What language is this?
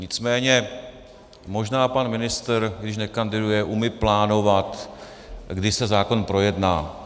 Czech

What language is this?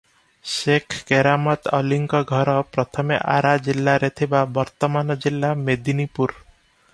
Odia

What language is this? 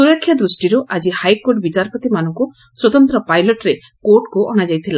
Odia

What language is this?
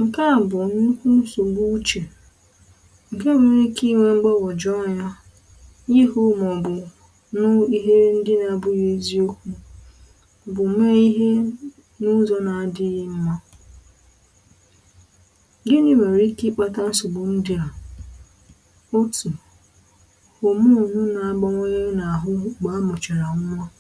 Igbo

